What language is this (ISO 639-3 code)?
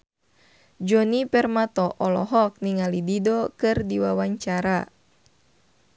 sun